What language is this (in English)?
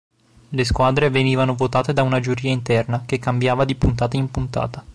Italian